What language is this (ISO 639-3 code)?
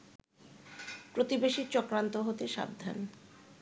ben